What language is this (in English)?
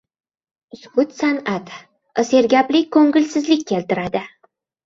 Uzbek